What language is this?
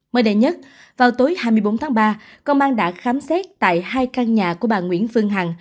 Vietnamese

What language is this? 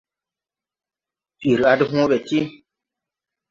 Tupuri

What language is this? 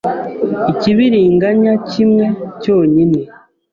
Kinyarwanda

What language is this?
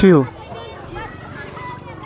Kashmiri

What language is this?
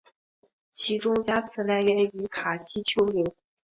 Chinese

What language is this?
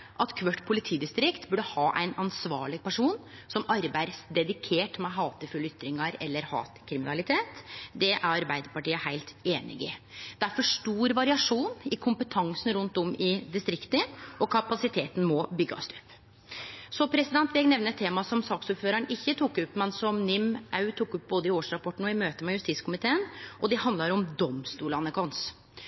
Norwegian Nynorsk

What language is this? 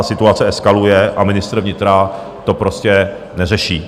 Czech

